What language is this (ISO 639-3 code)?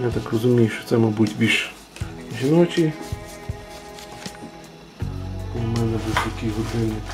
ukr